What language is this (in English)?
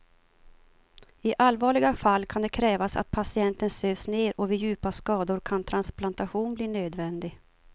Swedish